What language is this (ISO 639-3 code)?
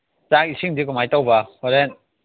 mni